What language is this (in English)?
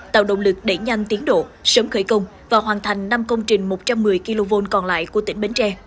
Vietnamese